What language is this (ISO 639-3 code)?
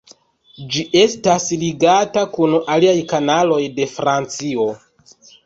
epo